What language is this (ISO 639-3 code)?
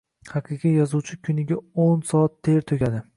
uzb